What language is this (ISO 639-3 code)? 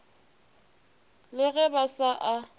nso